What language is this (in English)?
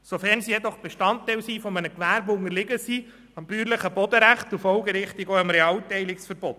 Swiss German